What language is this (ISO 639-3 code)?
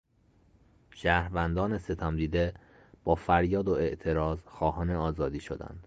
fas